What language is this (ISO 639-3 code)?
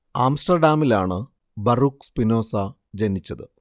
mal